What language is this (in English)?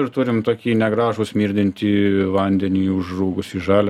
Lithuanian